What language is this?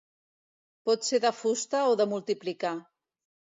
Catalan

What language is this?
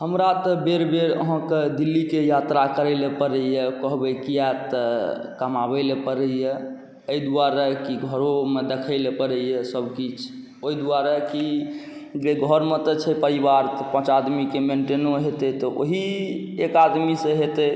Maithili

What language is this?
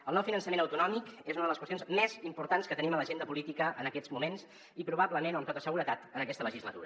Catalan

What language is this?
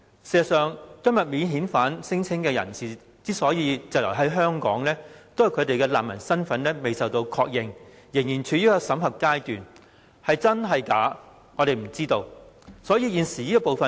Cantonese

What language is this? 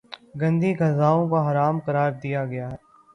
Urdu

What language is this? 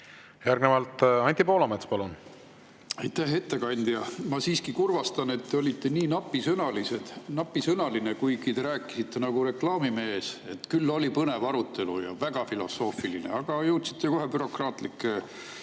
Estonian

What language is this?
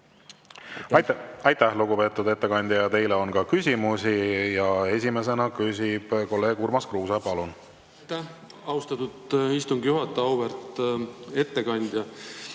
Estonian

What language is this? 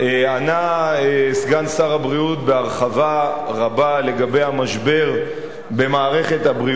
Hebrew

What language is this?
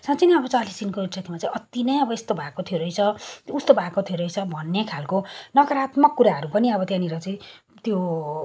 Nepali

